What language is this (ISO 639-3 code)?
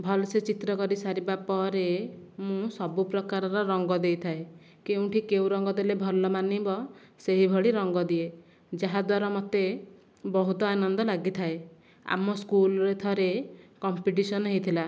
ori